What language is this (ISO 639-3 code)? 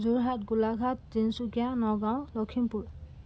asm